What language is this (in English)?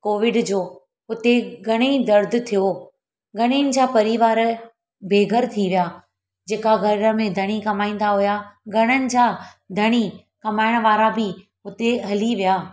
Sindhi